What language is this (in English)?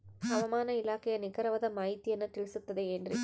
Kannada